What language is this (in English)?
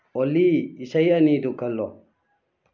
Manipuri